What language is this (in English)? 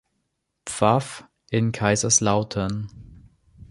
German